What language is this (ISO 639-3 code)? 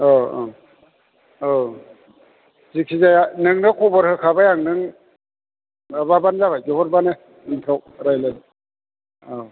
brx